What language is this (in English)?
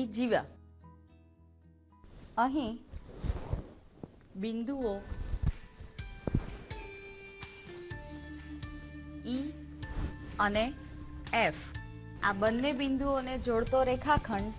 Gujarati